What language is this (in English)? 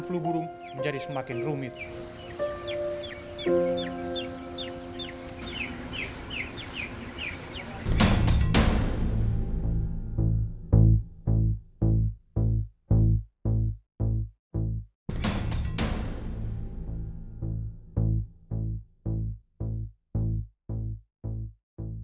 Indonesian